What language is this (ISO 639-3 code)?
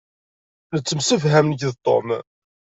kab